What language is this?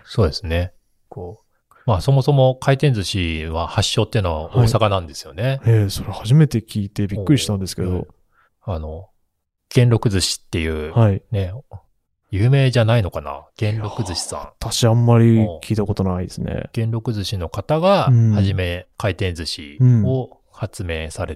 Japanese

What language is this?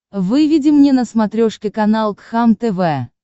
Russian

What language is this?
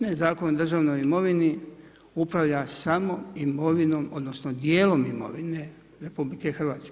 Croatian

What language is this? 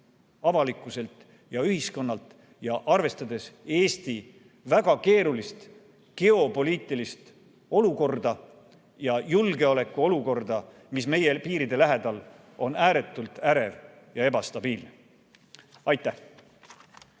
Estonian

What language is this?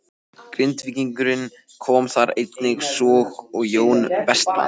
Icelandic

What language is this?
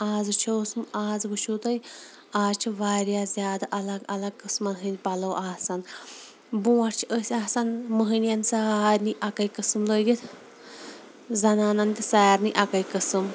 Kashmiri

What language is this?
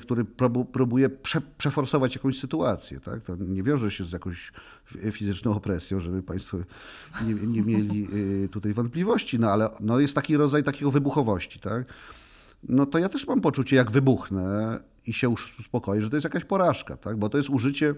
Polish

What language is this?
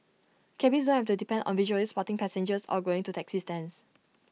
English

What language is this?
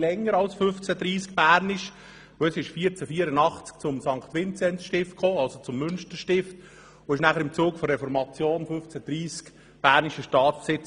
Swiss German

